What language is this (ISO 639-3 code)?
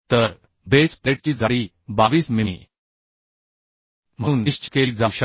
mar